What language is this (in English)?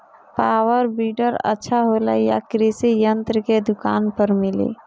Bhojpuri